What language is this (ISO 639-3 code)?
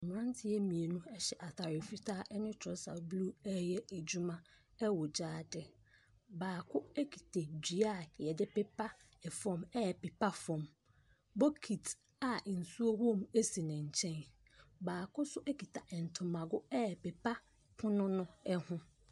aka